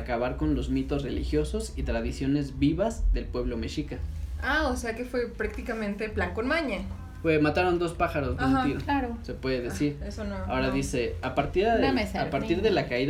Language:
Spanish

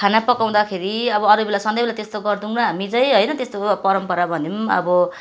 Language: Nepali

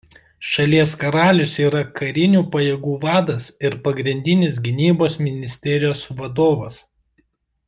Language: Lithuanian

